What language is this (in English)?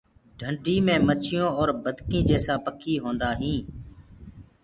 Gurgula